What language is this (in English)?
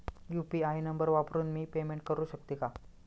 Marathi